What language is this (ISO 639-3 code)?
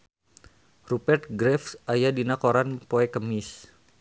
sun